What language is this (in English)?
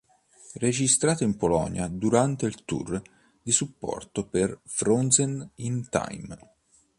Italian